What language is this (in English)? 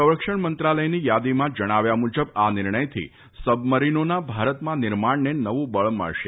Gujarati